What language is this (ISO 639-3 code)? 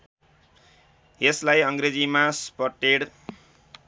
nep